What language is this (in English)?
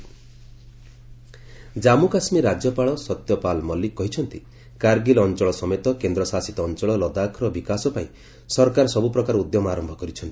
Odia